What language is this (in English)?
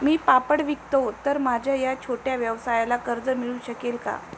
Marathi